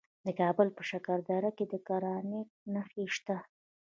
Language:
Pashto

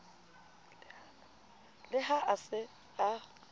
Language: Southern Sotho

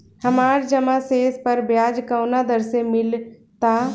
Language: Bhojpuri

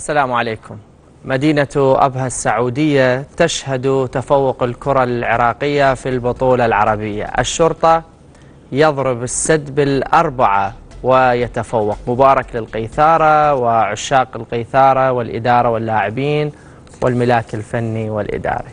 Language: Arabic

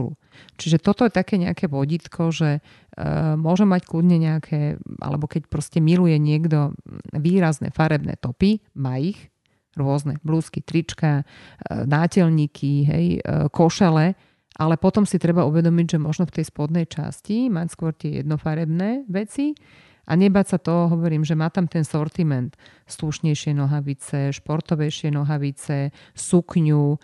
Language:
Slovak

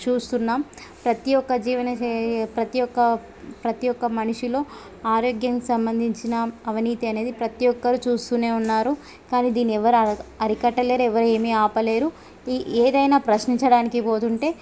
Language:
Telugu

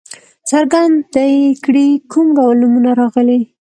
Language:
Pashto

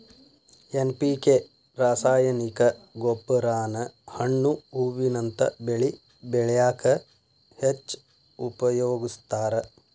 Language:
Kannada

